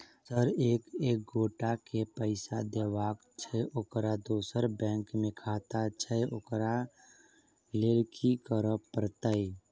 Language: Maithili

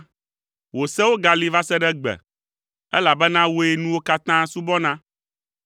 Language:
Ewe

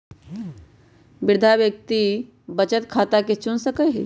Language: Magahi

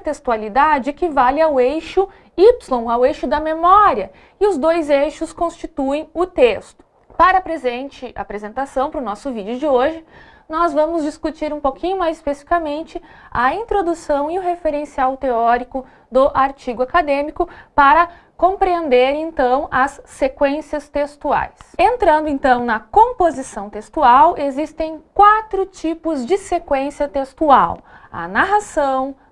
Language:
Portuguese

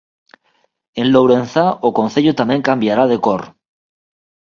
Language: Galician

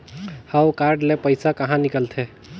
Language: Chhattisgarhi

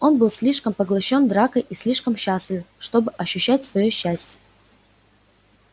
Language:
Russian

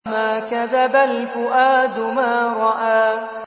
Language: Arabic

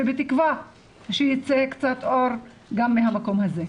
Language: Hebrew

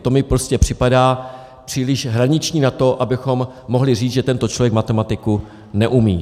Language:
Czech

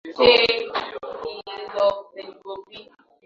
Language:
Swahili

